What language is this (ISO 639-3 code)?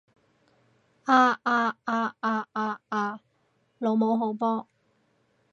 yue